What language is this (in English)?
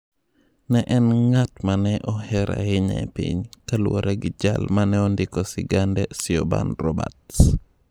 Luo (Kenya and Tanzania)